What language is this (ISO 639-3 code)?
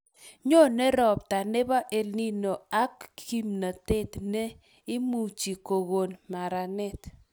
kln